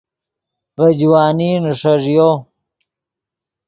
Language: Yidgha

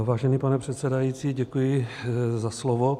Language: Czech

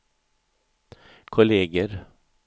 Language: Swedish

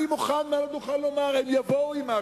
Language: Hebrew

